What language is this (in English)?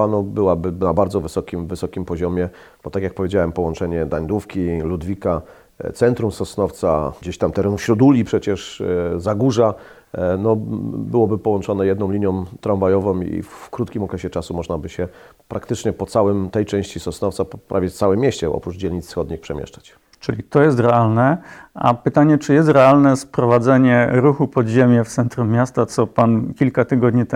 Polish